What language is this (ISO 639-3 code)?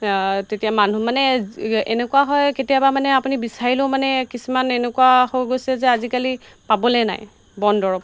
asm